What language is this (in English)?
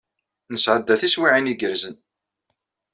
Kabyle